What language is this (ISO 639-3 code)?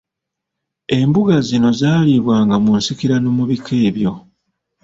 lug